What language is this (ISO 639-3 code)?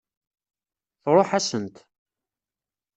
kab